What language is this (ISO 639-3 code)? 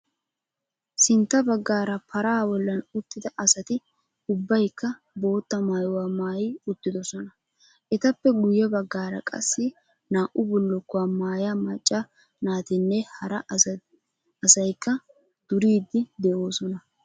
wal